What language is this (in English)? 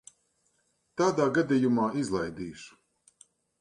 Latvian